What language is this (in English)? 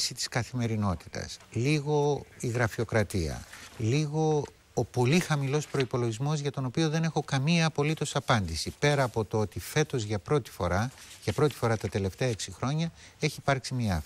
Greek